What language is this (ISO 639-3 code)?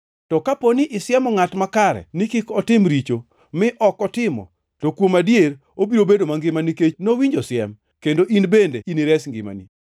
luo